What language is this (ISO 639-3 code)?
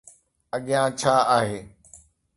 snd